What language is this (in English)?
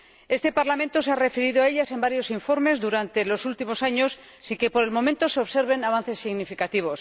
Spanish